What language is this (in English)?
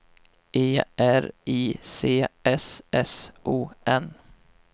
Swedish